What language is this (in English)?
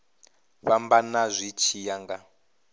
Venda